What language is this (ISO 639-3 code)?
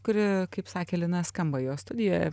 lit